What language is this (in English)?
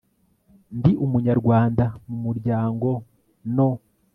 Kinyarwanda